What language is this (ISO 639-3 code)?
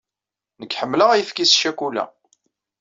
kab